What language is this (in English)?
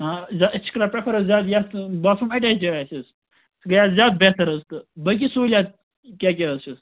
Kashmiri